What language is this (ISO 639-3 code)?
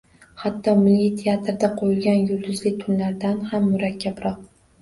uzb